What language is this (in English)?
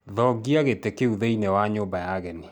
Kikuyu